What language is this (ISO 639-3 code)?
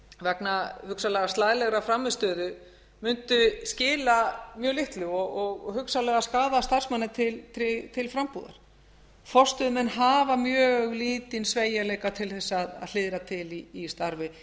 isl